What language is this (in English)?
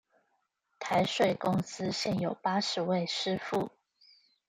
Chinese